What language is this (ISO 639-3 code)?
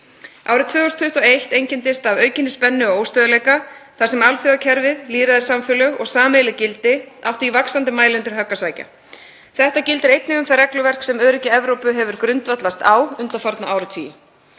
isl